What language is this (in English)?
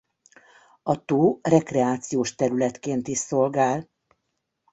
Hungarian